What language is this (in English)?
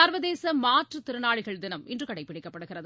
Tamil